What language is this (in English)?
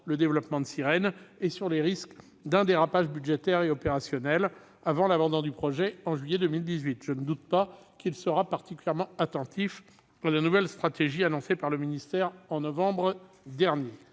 French